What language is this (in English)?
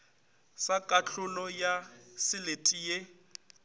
Northern Sotho